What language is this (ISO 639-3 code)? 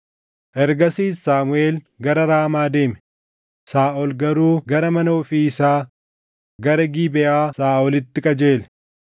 orm